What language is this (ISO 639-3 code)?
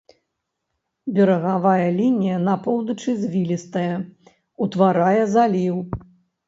bel